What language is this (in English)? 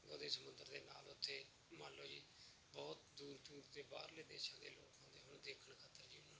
Punjabi